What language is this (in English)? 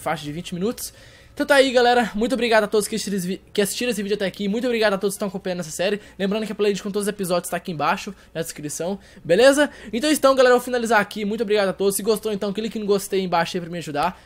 Portuguese